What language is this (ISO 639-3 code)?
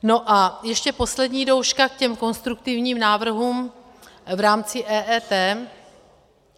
ces